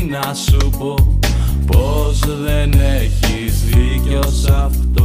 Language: Greek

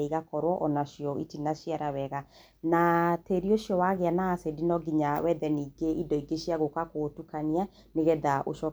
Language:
Kikuyu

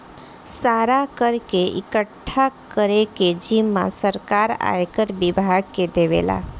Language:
Bhojpuri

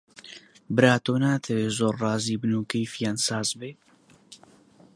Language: Central Kurdish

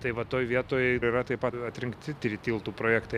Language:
Lithuanian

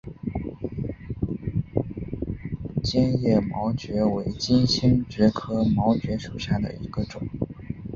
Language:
Chinese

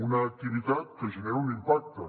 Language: Catalan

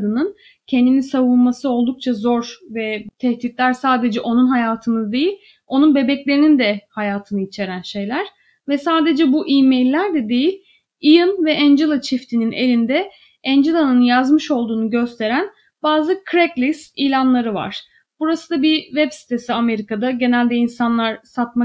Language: Turkish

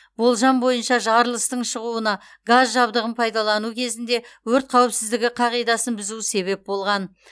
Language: Kazakh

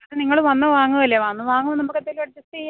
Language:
Malayalam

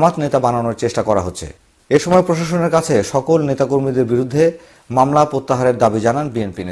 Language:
Korean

